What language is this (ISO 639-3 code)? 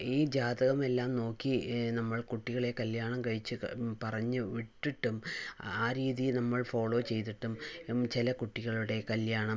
mal